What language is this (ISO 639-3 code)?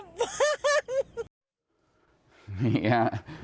tha